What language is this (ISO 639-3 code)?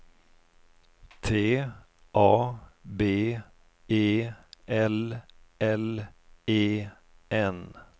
swe